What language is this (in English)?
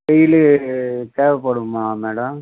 Tamil